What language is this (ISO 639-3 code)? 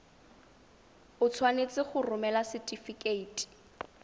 tsn